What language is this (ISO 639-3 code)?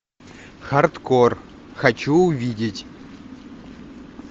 rus